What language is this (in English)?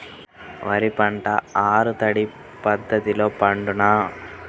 Telugu